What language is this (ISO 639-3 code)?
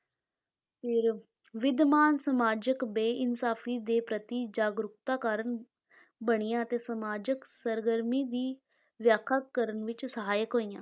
pan